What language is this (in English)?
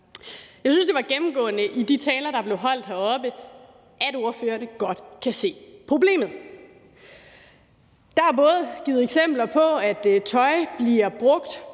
Danish